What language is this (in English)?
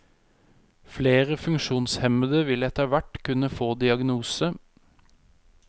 Norwegian